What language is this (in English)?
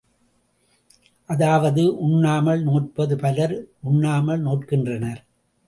Tamil